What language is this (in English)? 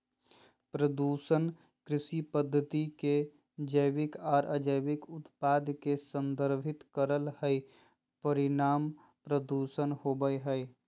Magahi